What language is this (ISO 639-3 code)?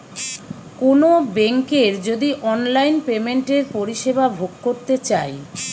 ben